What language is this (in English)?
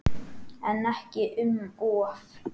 Icelandic